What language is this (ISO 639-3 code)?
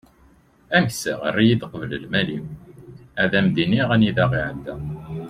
kab